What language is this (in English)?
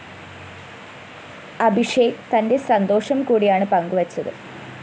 Malayalam